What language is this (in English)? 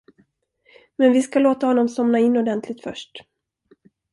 Swedish